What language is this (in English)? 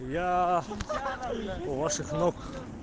Russian